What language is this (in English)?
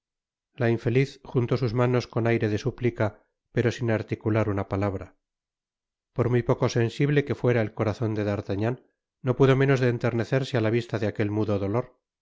Spanish